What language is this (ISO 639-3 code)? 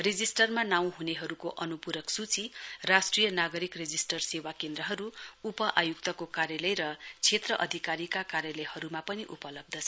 nep